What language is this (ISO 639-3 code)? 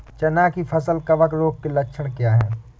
hin